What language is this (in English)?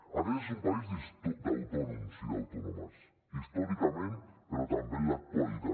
Catalan